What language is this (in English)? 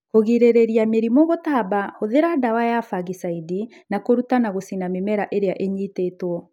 Kikuyu